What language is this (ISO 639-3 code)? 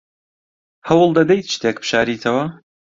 ckb